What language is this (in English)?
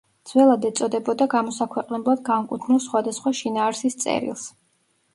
Georgian